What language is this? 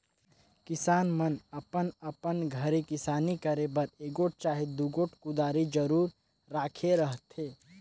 Chhattisgarhi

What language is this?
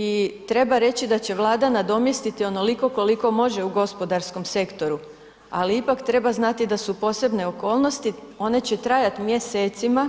Croatian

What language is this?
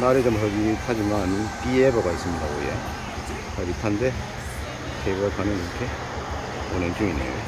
Korean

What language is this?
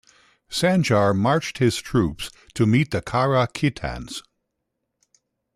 English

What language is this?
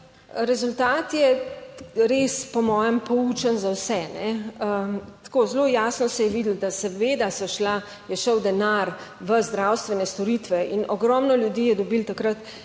Slovenian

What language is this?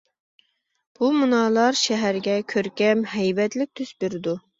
Uyghur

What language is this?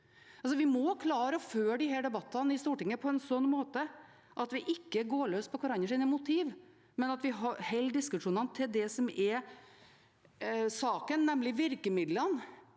Norwegian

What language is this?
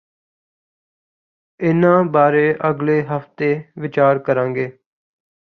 Punjabi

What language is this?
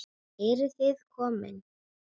Icelandic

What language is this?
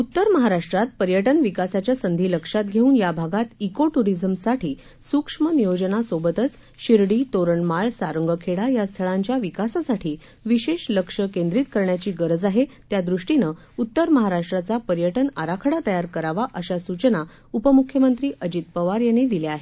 Marathi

